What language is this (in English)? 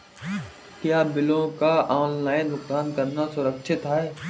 Hindi